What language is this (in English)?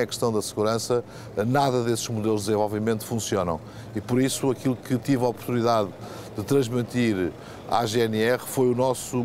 Portuguese